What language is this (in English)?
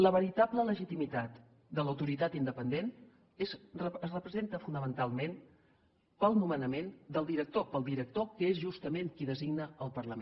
Catalan